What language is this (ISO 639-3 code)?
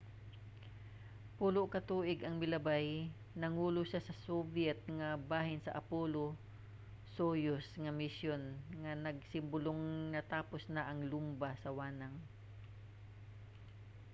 ceb